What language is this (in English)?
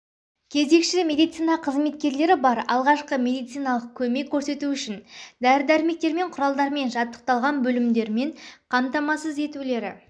Kazakh